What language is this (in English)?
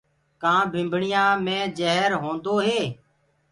Gurgula